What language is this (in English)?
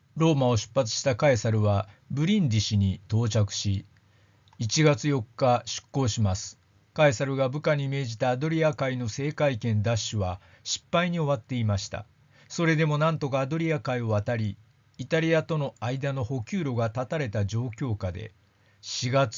Japanese